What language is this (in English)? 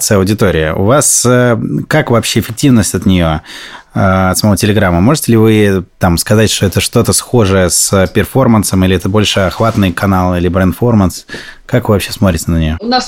Russian